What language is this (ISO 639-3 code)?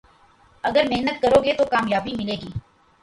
urd